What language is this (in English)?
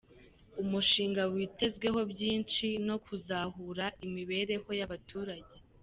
Kinyarwanda